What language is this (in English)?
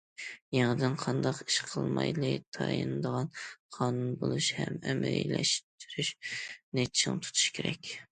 Uyghur